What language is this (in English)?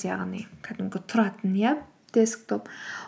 Kazakh